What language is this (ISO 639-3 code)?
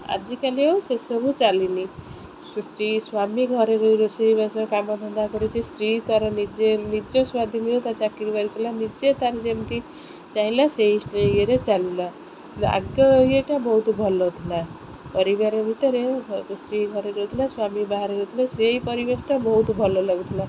ori